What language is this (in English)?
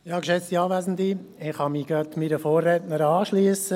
Swiss German